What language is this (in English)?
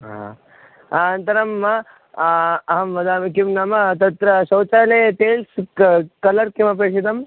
Sanskrit